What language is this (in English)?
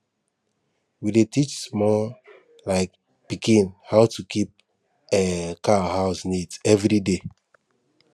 Nigerian Pidgin